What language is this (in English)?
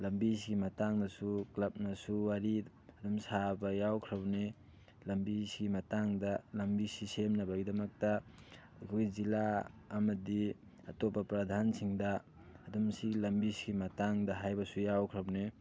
Manipuri